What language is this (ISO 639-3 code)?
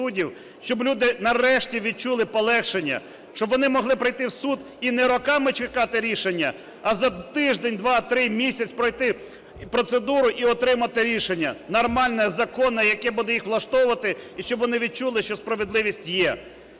ukr